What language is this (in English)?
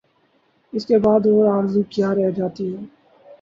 Urdu